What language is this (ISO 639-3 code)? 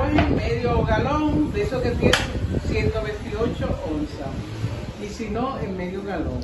spa